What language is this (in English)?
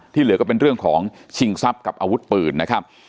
Thai